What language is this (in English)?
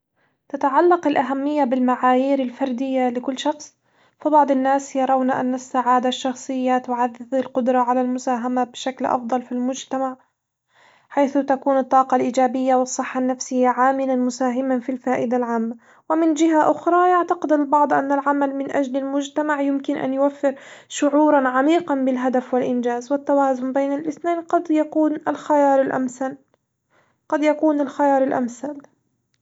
Hijazi Arabic